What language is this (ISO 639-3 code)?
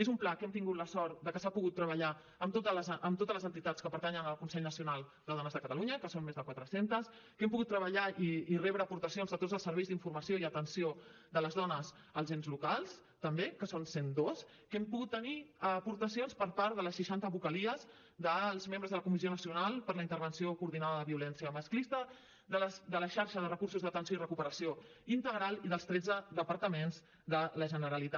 cat